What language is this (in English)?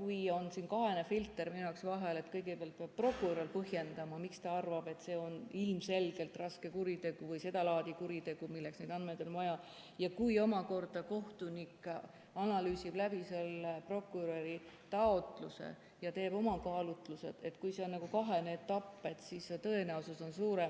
Estonian